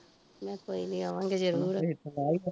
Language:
Punjabi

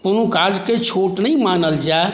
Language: Maithili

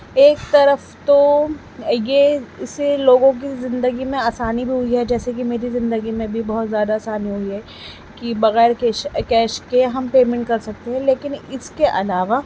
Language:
Urdu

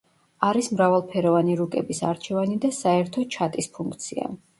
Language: Georgian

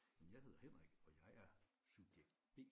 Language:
Danish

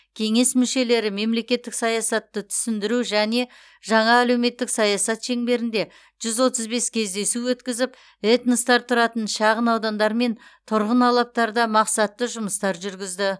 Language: Kazakh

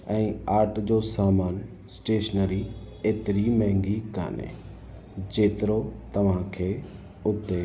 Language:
Sindhi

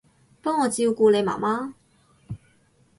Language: Cantonese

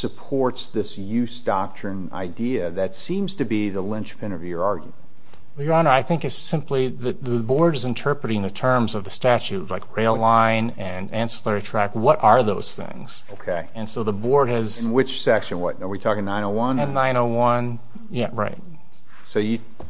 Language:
English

